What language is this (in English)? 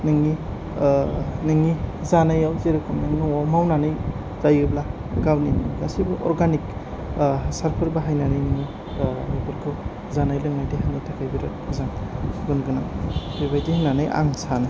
Bodo